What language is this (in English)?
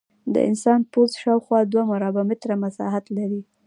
Pashto